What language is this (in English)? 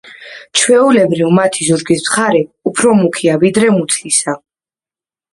Georgian